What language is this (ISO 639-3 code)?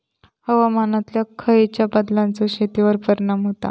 mar